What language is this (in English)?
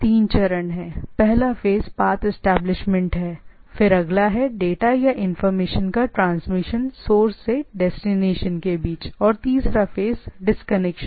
Hindi